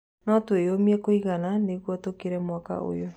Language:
Kikuyu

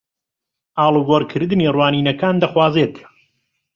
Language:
Central Kurdish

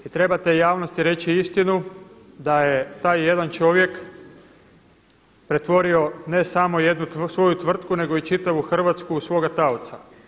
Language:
Croatian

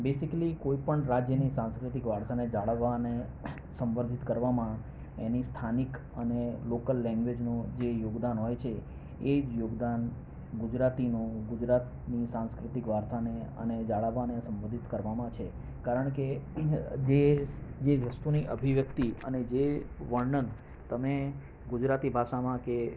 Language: Gujarati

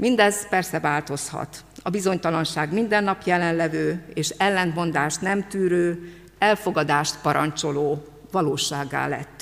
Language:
Hungarian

